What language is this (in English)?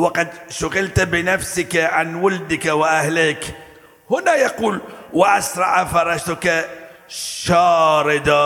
Arabic